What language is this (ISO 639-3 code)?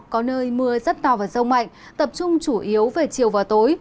vie